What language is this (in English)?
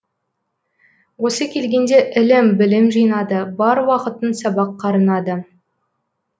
Kazakh